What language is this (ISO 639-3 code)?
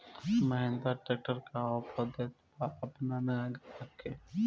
bho